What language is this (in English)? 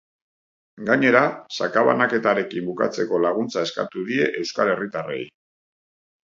Basque